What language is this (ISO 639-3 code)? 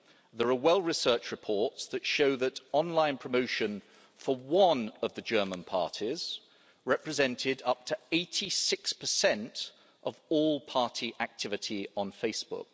eng